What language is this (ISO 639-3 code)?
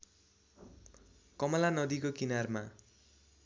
nep